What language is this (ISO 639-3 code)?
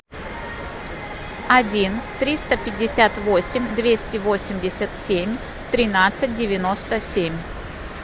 rus